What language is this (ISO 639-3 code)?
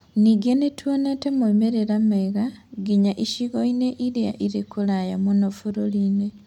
kik